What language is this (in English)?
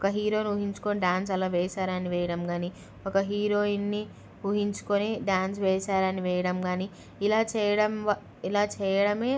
Telugu